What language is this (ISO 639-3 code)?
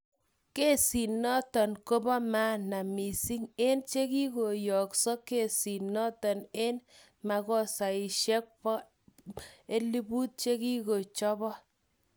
kln